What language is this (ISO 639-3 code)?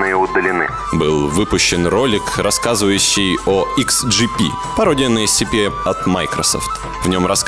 rus